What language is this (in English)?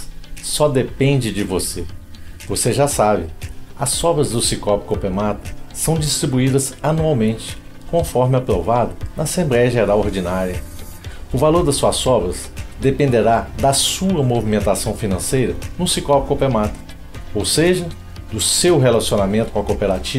Portuguese